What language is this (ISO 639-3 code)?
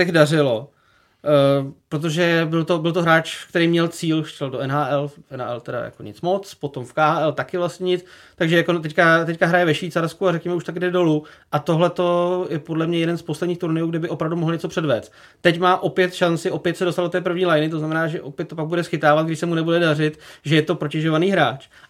ces